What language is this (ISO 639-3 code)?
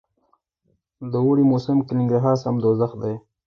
pus